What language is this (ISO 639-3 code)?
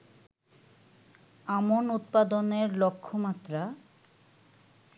ben